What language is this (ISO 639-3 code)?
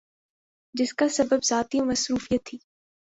urd